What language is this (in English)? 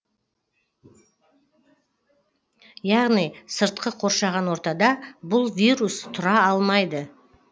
Kazakh